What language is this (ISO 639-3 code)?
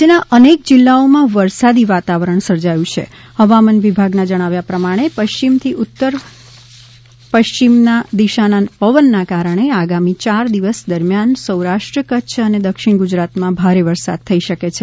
guj